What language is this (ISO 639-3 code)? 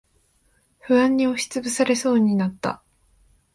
jpn